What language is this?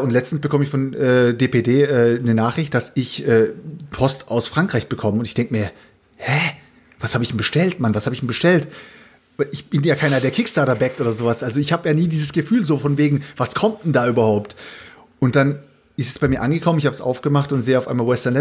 German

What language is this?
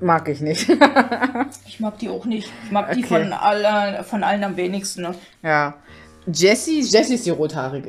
German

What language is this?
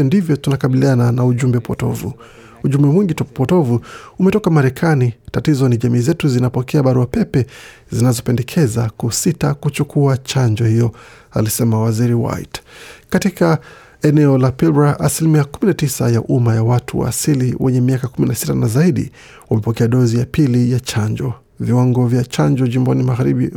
Swahili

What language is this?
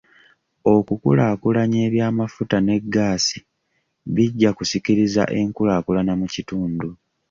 Ganda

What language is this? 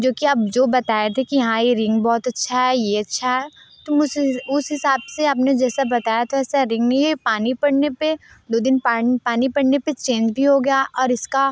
Hindi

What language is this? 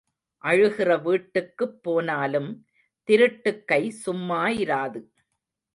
Tamil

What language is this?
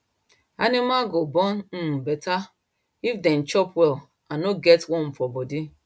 Nigerian Pidgin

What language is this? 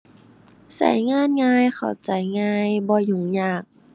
Thai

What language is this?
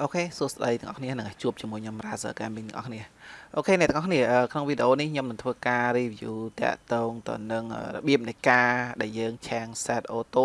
Vietnamese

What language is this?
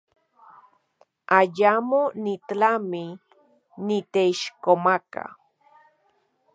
Central Puebla Nahuatl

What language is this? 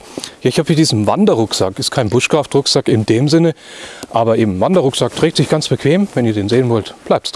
German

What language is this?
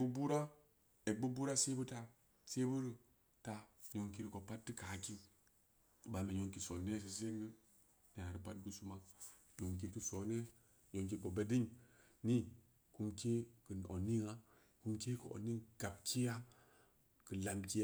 Samba Leko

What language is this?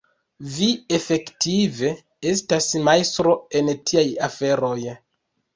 Esperanto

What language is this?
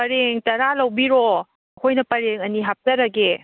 Manipuri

